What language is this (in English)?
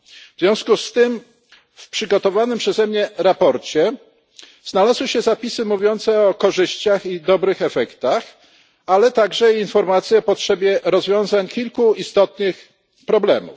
Polish